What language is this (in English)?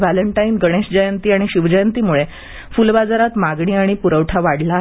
Marathi